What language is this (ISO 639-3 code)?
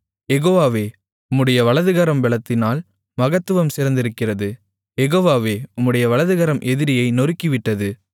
tam